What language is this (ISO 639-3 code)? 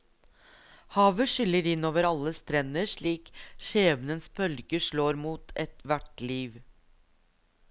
nor